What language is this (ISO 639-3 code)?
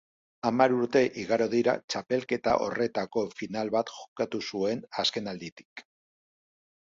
eus